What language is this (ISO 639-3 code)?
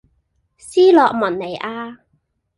yue